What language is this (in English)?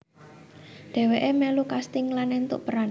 Javanese